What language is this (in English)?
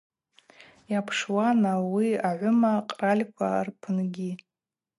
Abaza